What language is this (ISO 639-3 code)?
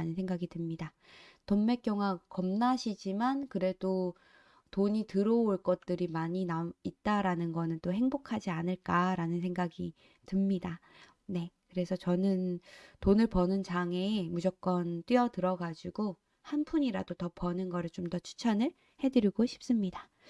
kor